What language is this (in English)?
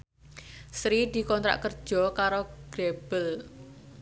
Javanese